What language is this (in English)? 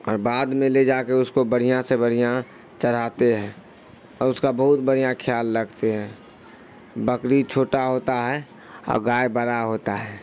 Urdu